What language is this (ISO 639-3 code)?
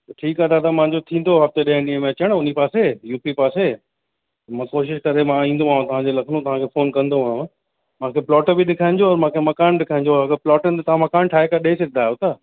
snd